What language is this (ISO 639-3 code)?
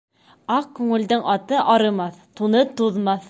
bak